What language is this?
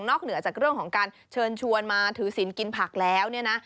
Thai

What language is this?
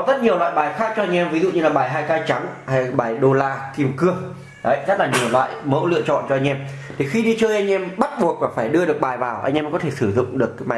Vietnamese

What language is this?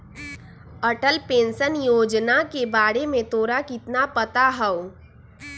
Magahi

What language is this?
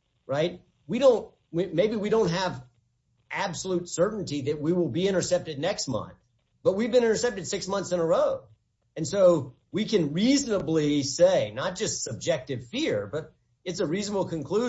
English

